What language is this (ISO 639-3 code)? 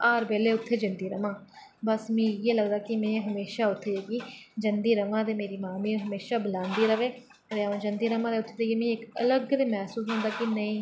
doi